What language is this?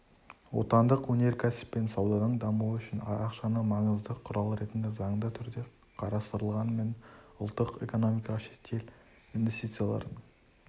Kazakh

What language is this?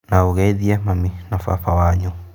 Kikuyu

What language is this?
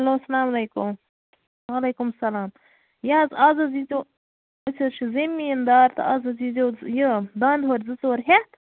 Kashmiri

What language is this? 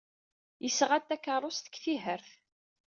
Kabyle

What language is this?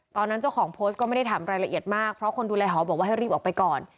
Thai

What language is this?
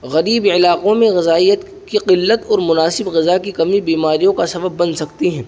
Urdu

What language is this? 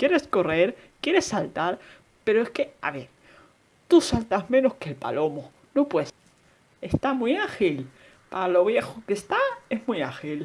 Spanish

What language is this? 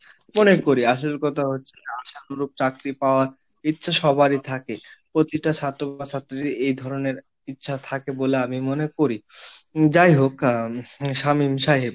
Bangla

